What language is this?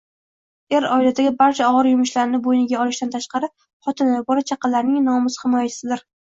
Uzbek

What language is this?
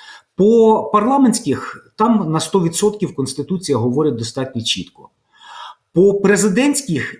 Ukrainian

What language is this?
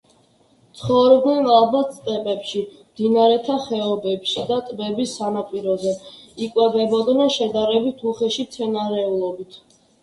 Georgian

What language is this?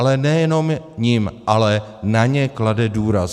Czech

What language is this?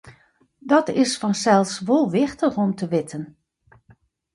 Western Frisian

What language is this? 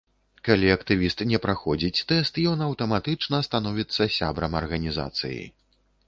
Belarusian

